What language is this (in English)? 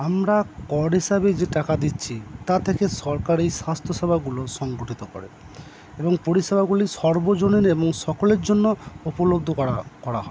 Bangla